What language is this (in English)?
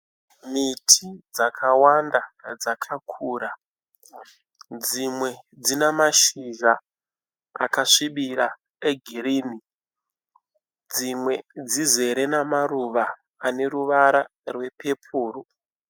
Shona